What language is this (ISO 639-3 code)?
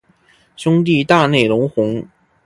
zho